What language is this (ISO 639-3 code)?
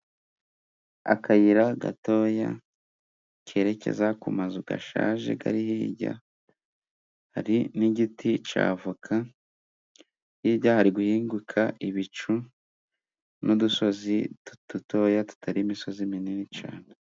kin